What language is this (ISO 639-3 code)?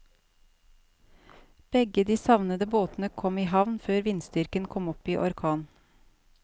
nor